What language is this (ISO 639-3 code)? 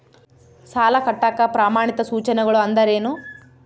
kan